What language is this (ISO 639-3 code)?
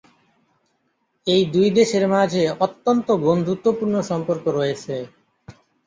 ben